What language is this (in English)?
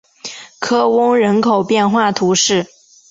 Chinese